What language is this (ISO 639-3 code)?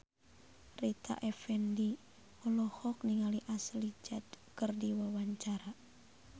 sun